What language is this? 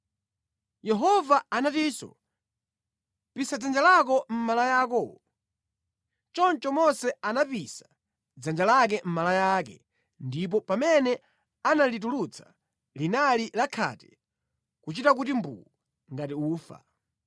Nyanja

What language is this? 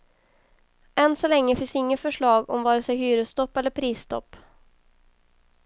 Swedish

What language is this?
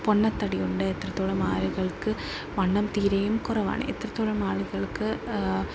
Malayalam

